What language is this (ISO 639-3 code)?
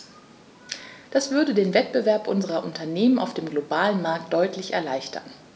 deu